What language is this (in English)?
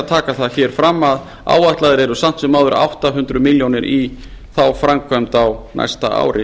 Icelandic